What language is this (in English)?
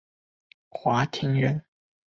Chinese